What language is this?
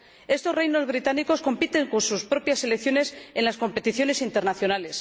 Spanish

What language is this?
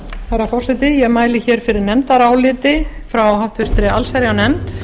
Icelandic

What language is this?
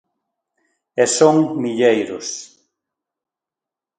Galician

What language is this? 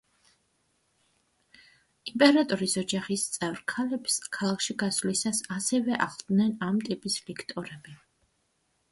Georgian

